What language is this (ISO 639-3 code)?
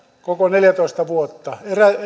fin